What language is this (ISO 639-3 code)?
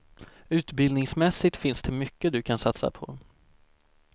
swe